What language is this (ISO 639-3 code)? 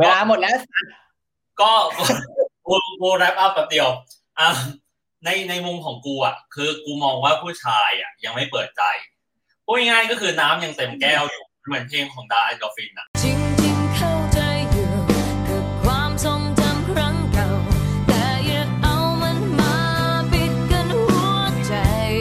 tha